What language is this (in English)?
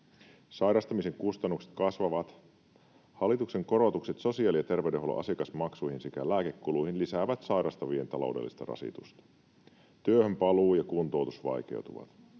Finnish